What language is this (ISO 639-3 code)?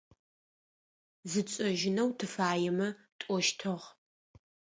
ady